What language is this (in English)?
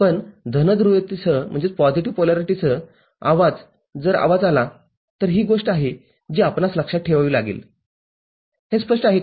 Marathi